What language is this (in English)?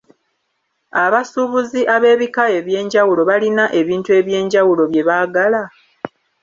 Ganda